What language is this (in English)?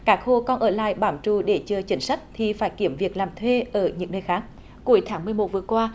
Vietnamese